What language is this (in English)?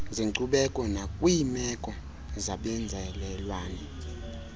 Xhosa